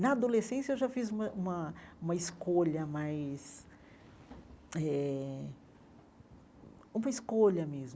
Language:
Portuguese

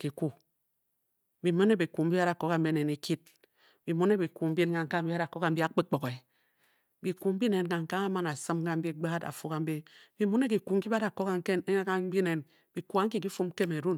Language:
Bokyi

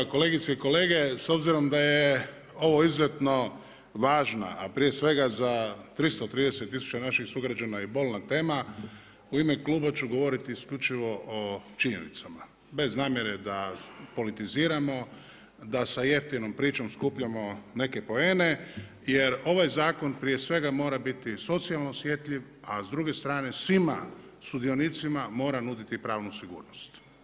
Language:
Croatian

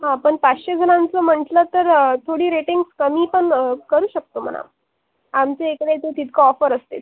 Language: Marathi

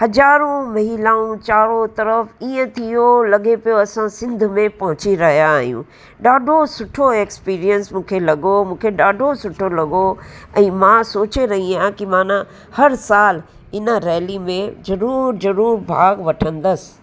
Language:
Sindhi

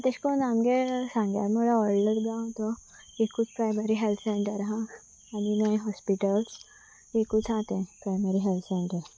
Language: Konkani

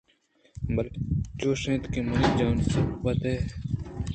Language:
Eastern Balochi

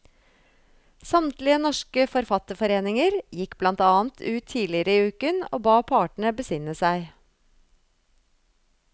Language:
Norwegian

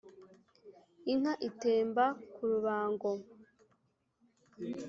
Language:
Kinyarwanda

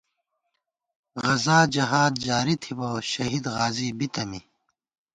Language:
Gawar-Bati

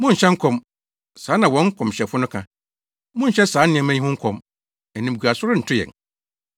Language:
Akan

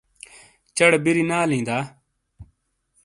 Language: Shina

